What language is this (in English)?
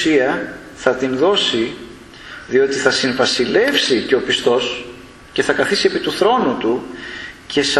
Greek